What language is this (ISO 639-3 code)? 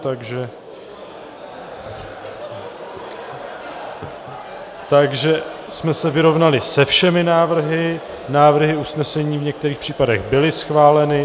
ces